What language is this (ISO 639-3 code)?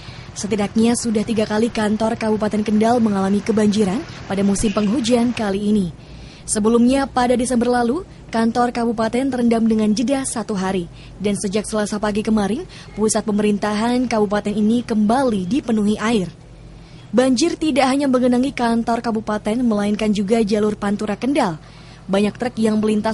ind